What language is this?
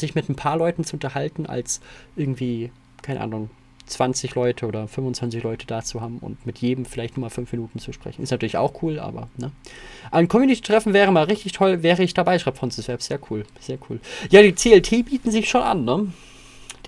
German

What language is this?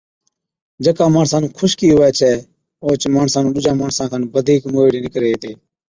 Od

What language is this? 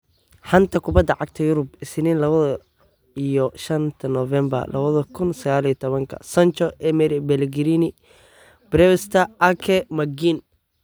Somali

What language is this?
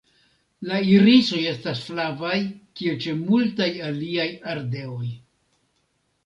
Esperanto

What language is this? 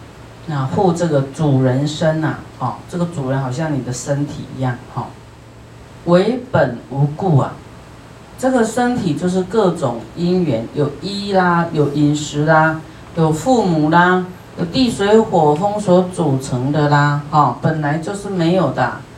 Chinese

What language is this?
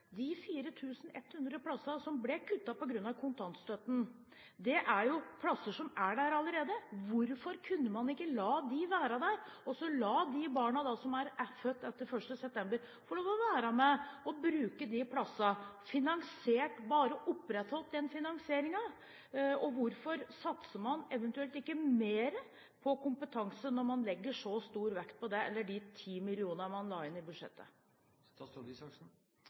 Norwegian Bokmål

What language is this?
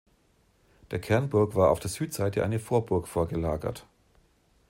German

